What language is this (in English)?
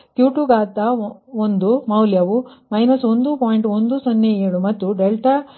Kannada